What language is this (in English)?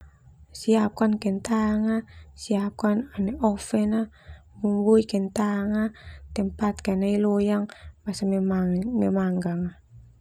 Termanu